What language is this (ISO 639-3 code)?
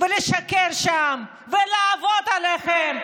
heb